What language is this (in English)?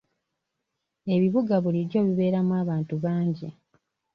Ganda